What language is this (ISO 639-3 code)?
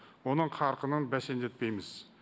kaz